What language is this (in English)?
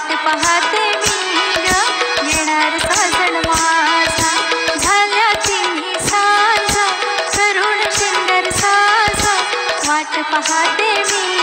Hindi